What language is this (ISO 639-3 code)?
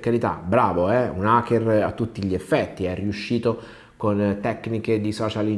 ita